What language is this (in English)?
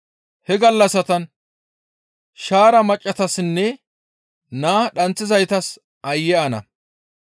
Gamo